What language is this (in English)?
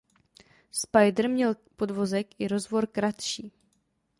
Czech